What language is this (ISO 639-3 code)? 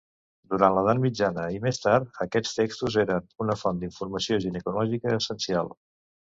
cat